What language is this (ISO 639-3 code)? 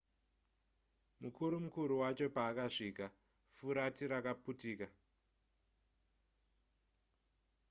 sna